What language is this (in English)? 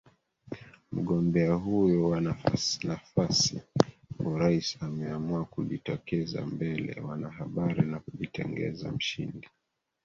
Swahili